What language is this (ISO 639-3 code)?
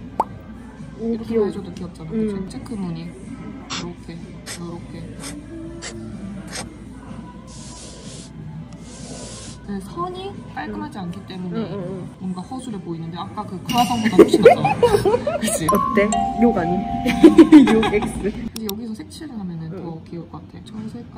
kor